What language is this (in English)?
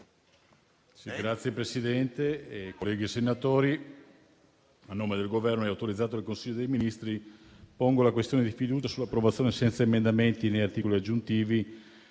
Italian